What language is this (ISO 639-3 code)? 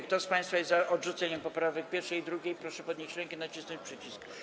pol